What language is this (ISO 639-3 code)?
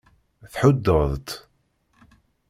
kab